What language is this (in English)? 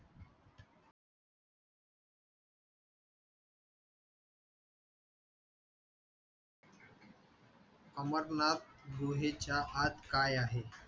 Marathi